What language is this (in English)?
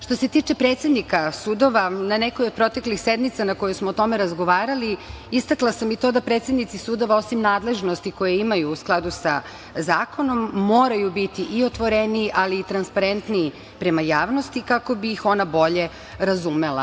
Serbian